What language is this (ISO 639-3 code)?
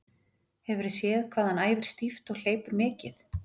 isl